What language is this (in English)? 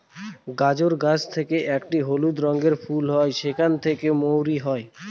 Bangla